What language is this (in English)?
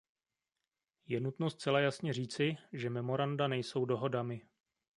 Czech